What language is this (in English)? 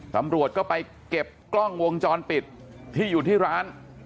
Thai